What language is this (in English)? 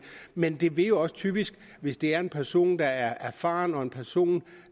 Danish